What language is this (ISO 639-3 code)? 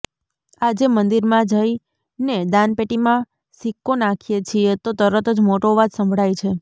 guj